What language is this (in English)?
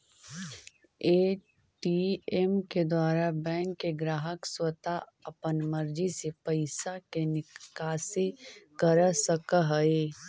Magahi